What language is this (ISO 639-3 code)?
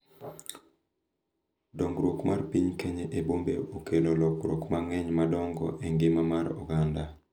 luo